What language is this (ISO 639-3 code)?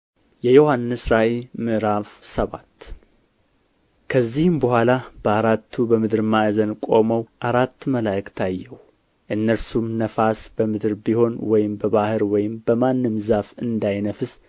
amh